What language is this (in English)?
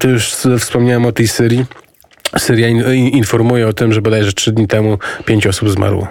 Polish